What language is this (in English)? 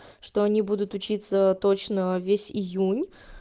Russian